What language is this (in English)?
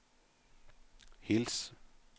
Norwegian